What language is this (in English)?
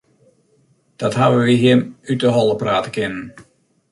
Western Frisian